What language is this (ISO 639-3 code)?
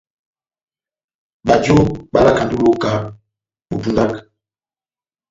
bnm